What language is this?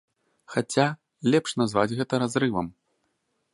Belarusian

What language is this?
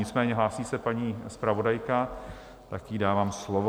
Czech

